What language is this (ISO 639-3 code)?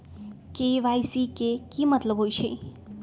mag